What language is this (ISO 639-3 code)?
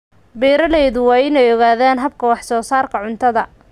som